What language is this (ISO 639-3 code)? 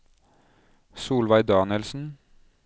nor